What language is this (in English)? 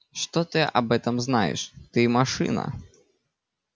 Russian